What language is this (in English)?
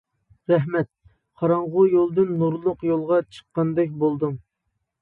Uyghur